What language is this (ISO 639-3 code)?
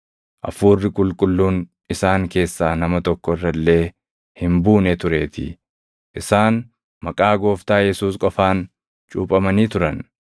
orm